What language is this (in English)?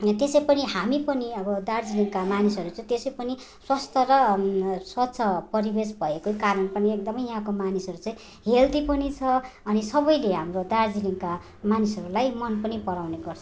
Nepali